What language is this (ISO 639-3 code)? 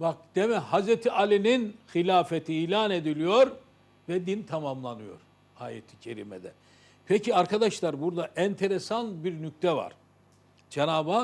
tur